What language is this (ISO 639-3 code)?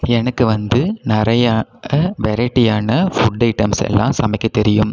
tam